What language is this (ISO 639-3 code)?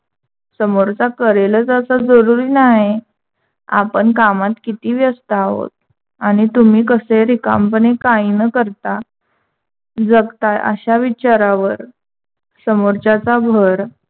mar